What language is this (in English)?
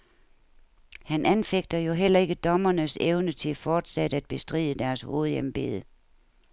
Danish